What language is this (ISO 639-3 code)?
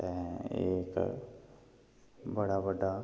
doi